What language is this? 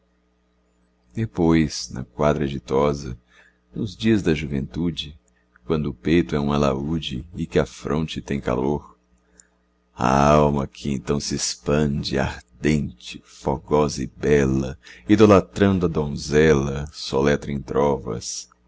Portuguese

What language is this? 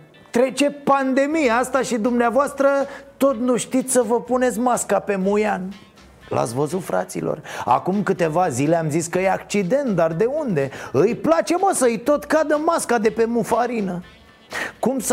Romanian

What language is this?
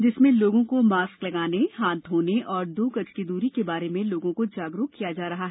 Hindi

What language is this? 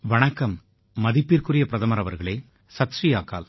Tamil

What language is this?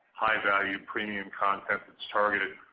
English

